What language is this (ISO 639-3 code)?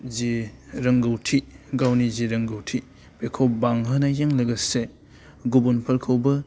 brx